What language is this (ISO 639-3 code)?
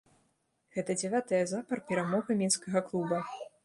bel